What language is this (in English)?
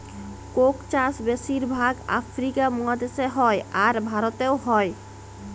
Bangla